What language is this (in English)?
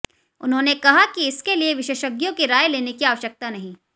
Hindi